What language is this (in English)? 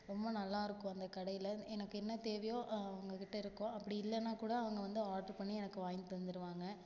Tamil